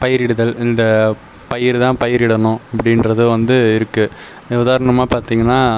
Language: Tamil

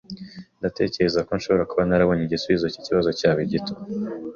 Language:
Kinyarwanda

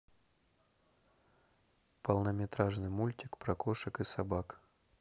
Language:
Russian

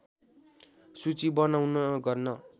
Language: Nepali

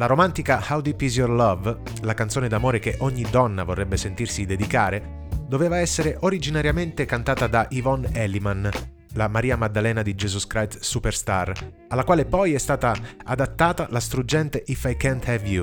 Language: Italian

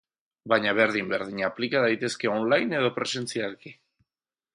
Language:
Basque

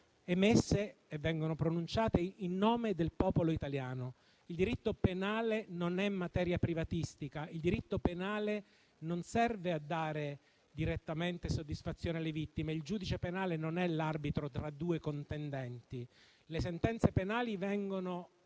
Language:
Italian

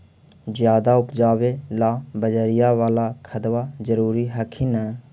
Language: Magahi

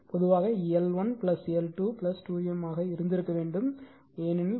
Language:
Tamil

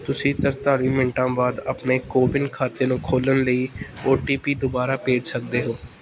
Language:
Punjabi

